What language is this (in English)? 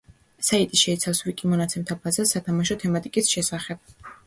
Georgian